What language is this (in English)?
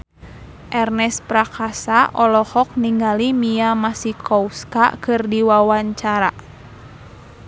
Sundanese